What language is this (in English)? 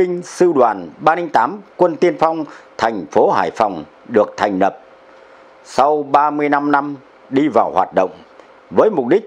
Vietnamese